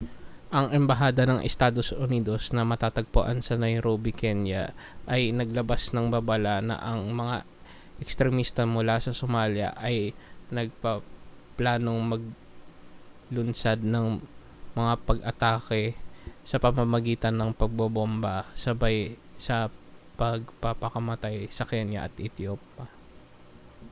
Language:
Filipino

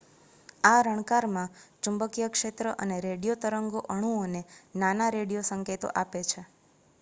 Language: Gujarati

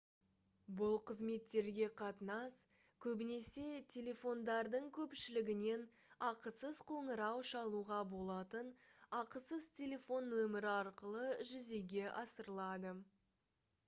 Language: Kazakh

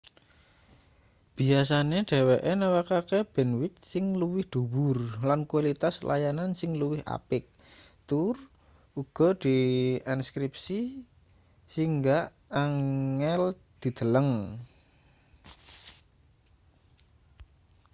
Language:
Javanese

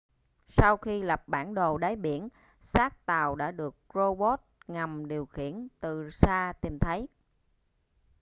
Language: Vietnamese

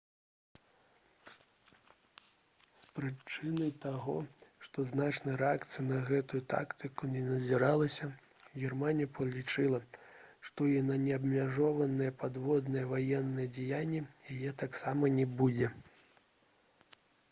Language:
Belarusian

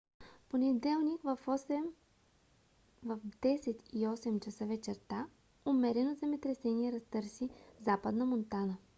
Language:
Bulgarian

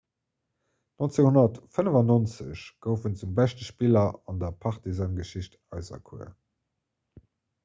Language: Luxembourgish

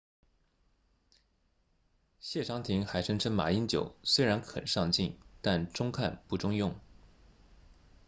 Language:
Chinese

